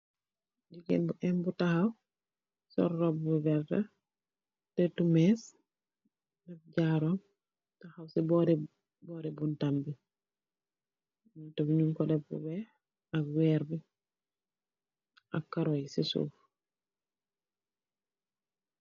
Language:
Wolof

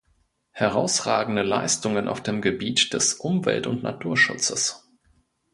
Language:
German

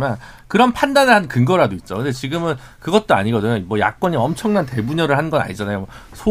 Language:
Korean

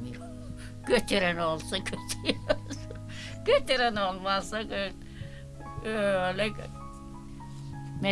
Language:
Turkish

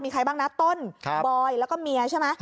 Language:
Thai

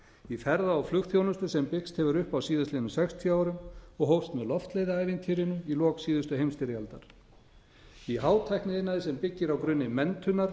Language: Icelandic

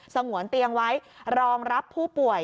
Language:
Thai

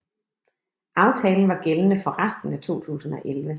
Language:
Danish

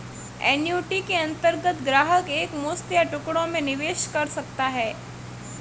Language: Hindi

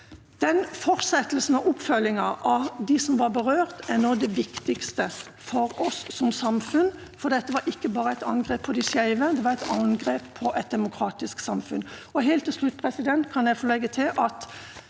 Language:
Norwegian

